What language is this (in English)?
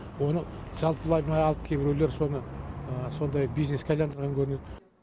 Kazakh